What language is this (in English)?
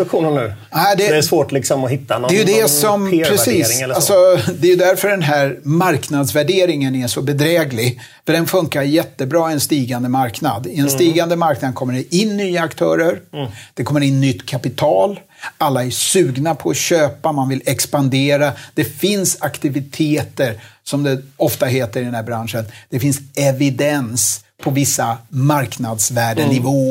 Swedish